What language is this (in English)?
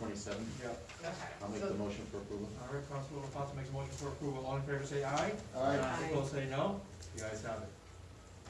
English